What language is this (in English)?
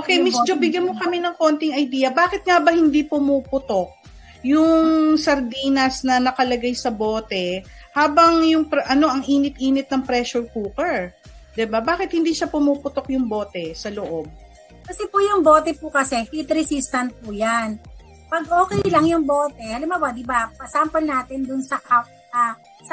Filipino